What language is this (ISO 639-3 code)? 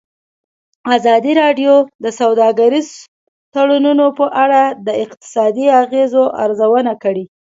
pus